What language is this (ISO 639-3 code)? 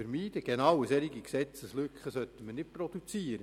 gsw